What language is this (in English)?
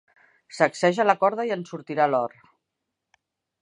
Catalan